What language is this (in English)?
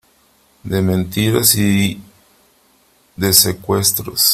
Spanish